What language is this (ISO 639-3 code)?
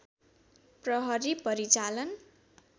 nep